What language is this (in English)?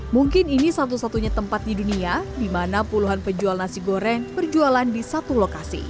Indonesian